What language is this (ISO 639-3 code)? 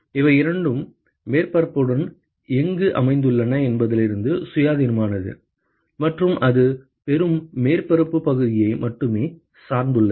tam